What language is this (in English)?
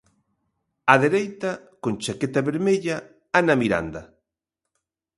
Galician